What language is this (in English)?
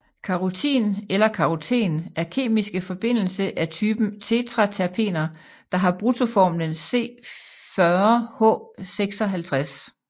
Danish